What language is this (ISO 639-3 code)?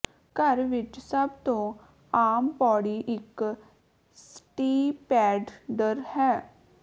pan